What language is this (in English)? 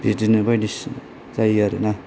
Bodo